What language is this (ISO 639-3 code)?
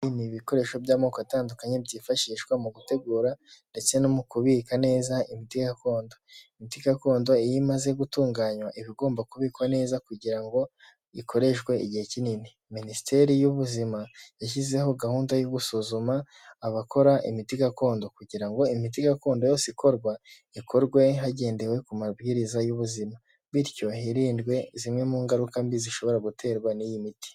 kin